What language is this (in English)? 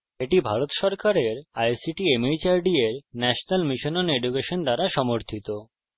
Bangla